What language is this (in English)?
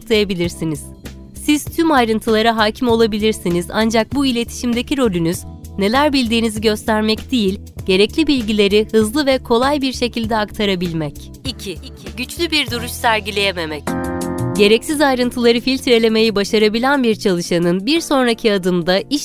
Turkish